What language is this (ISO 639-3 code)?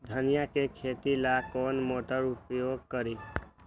mag